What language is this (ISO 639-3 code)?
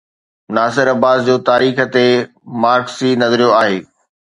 snd